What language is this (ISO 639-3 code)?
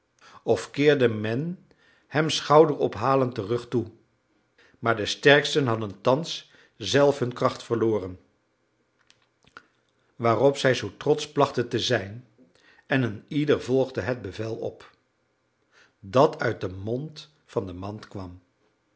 nld